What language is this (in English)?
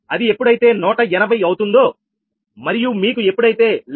Telugu